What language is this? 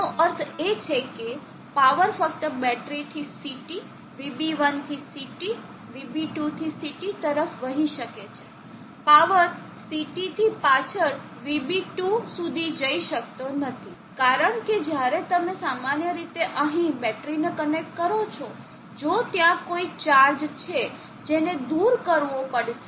Gujarati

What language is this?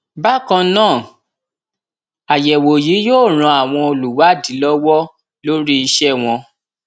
Yoruba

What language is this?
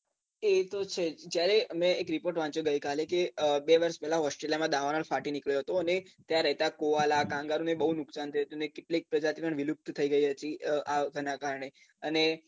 Gujarati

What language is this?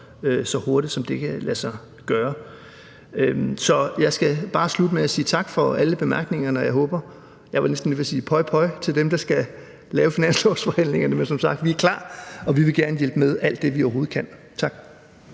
Danish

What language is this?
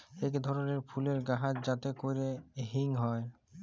Bangla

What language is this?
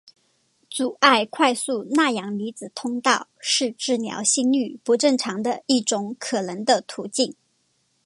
Chinese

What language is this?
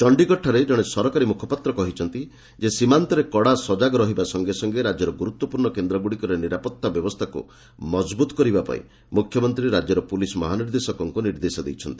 Odia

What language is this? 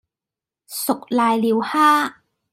Cantonese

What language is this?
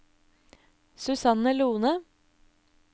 Norwegian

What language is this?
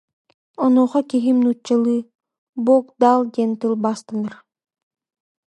Yakut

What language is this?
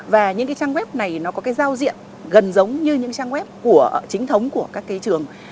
Vietnamese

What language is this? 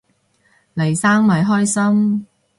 Cantonese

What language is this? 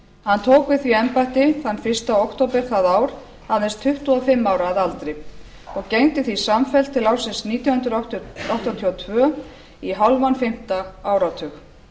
Icelandic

